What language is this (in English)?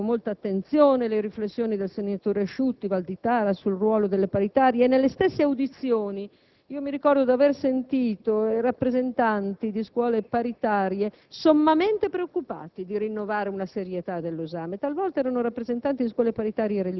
Italian